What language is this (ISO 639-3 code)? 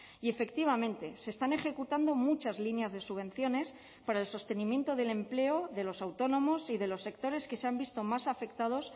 spa